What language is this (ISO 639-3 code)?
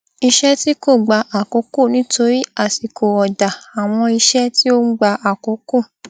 yor